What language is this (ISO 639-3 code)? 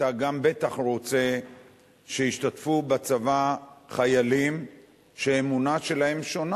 heb